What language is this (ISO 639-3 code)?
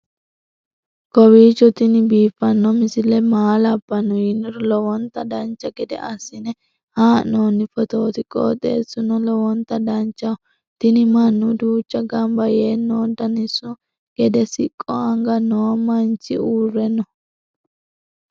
sid